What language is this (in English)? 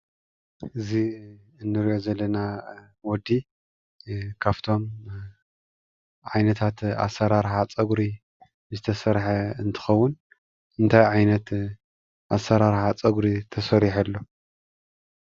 Tigrinya